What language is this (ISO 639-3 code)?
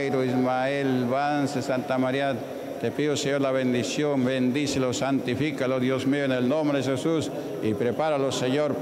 spa